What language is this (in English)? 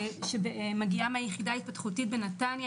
Hebrew